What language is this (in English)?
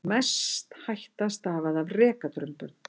Icelandic